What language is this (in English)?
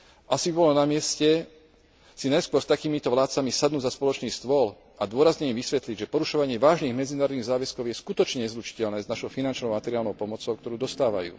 Slovak